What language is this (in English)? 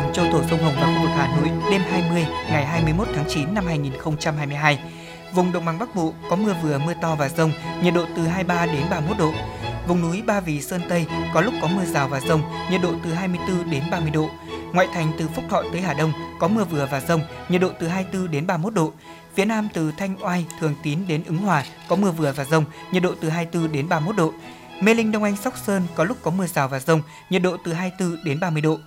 Vietnamese